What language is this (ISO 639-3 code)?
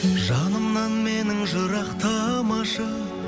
kaz